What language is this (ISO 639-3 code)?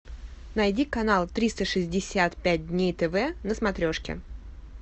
rus